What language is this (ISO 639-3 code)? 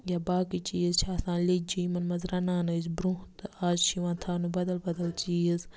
kas